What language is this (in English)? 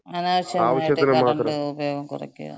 Malayalam